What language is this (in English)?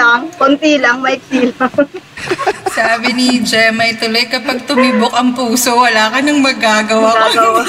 Filipino